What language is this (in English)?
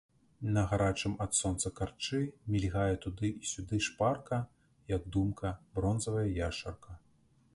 Belarusian